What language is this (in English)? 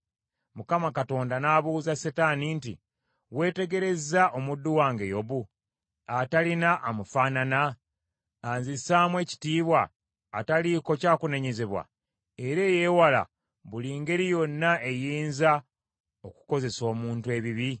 Ganda